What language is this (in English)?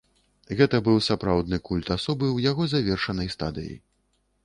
Belarusian